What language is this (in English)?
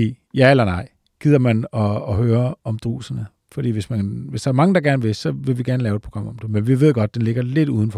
Danish